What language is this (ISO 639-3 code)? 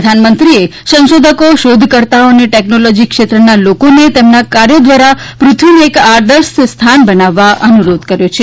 guj